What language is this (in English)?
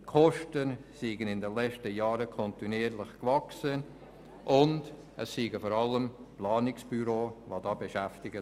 Swiss German